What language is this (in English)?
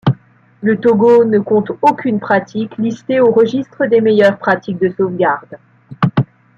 French